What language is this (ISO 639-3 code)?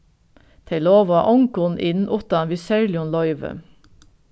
fao